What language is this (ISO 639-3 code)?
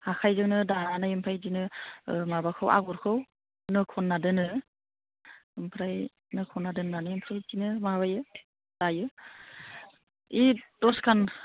brx